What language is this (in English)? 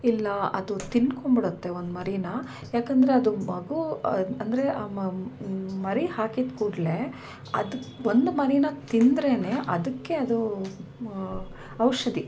Kannada